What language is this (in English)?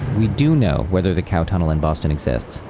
English